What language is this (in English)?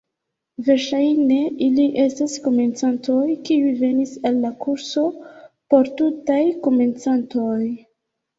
Esperanto